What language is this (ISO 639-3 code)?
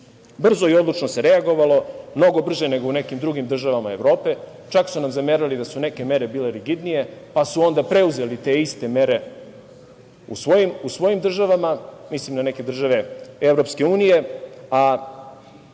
srp